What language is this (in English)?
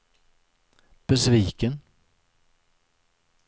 Swedish